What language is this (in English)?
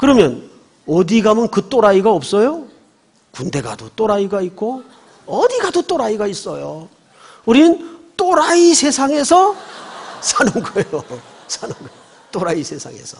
Korean